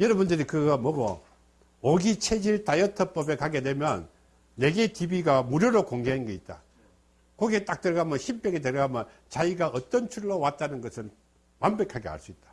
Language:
Korean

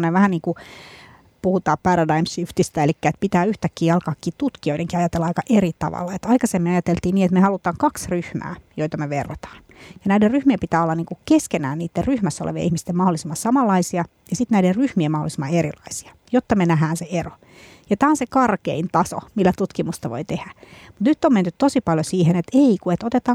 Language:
Finnish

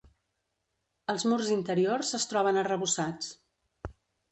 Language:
Catalan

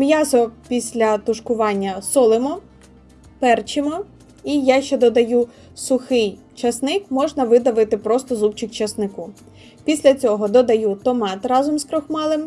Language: Ukrainian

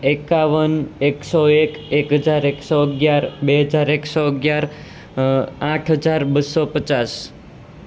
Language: Gujarati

